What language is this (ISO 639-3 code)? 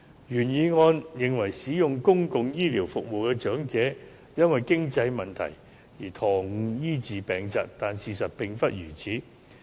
yue